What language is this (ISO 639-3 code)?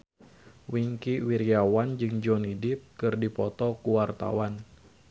sun